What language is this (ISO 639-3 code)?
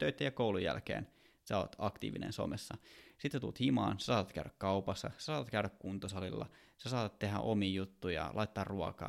fin